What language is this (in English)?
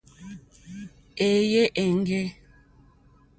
Mokpwe